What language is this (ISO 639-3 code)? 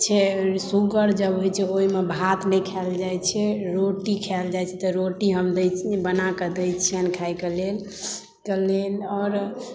mai